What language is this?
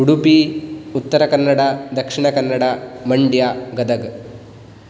Sanskrit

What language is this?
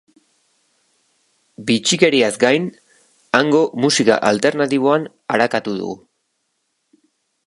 Basque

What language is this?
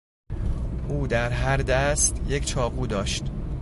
Persian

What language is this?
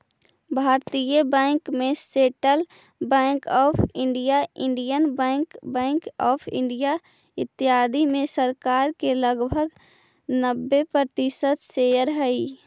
Magahi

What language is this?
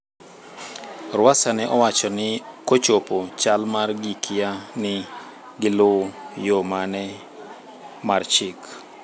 Luo (Kenya and Tanzania)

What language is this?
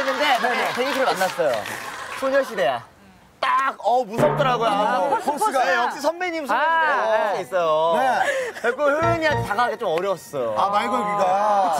Korean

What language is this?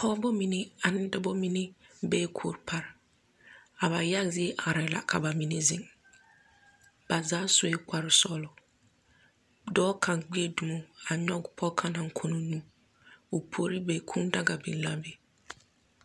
Southern Dagaare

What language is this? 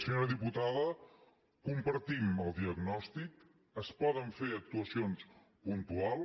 Catalan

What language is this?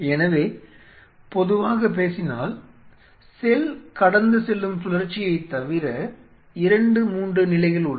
Tamil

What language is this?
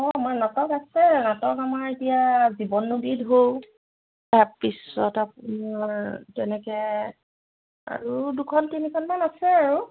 Assamese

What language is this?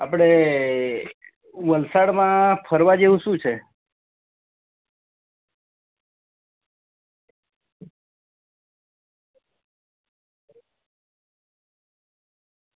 Gujarati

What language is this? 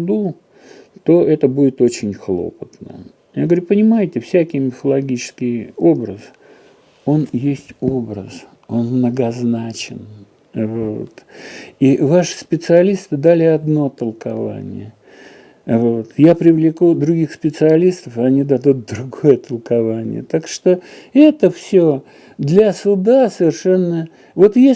Russian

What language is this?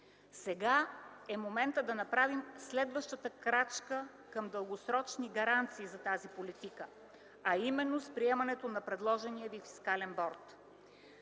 Bulgarian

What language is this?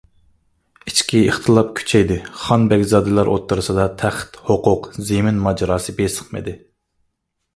Uyghur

